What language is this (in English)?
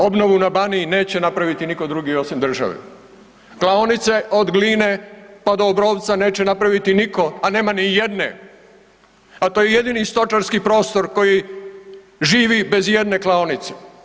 Croatian